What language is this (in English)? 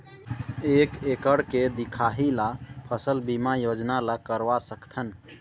Chhattisgarhi